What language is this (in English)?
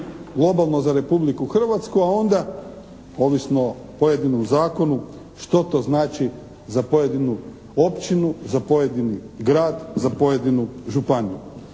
Croatian